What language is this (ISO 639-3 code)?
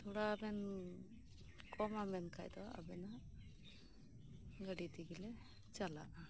sat